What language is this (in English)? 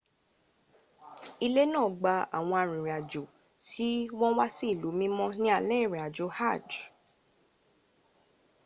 Yoruba